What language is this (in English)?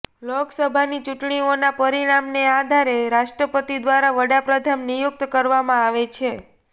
Gujarati